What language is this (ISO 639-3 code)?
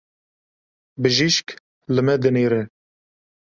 kur